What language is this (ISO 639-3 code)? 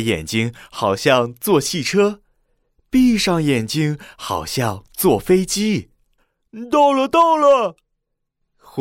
zho